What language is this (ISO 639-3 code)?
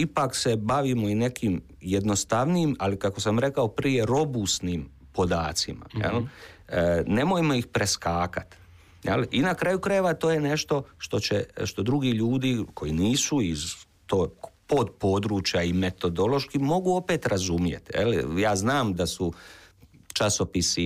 hrv